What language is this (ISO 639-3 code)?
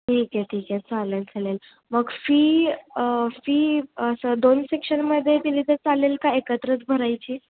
mar